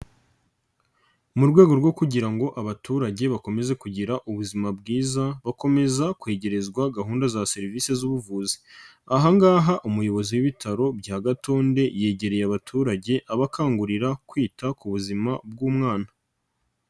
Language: Kinyarwanda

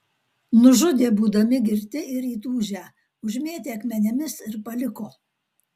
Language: Lithuanian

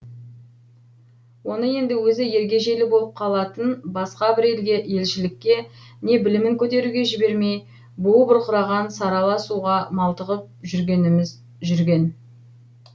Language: Kazakh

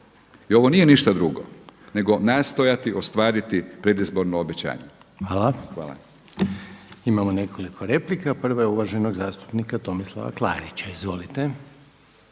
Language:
Croatian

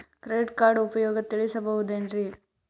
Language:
Kannada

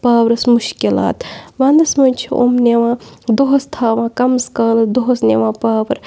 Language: Kashmiri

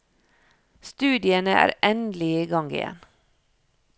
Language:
Norwegian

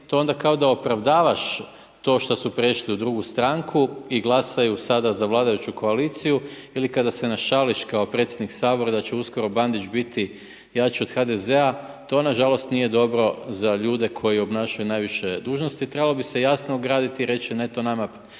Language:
Croatian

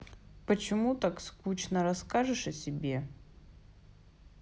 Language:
Russian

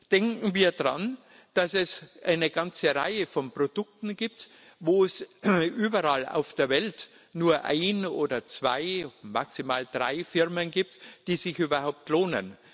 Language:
German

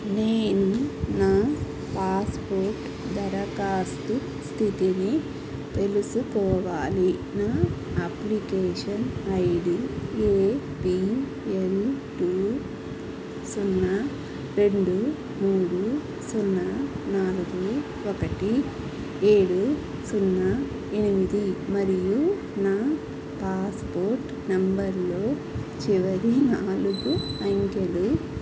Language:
Telugu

